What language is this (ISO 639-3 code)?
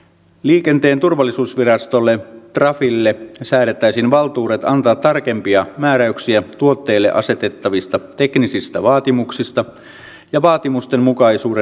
fin